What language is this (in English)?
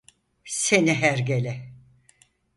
Turkish